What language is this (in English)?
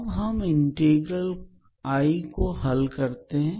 Hindi